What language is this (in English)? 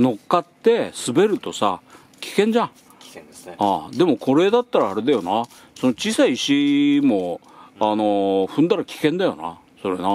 Japanese